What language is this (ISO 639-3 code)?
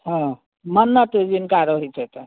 mai